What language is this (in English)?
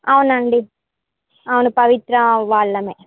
Telugu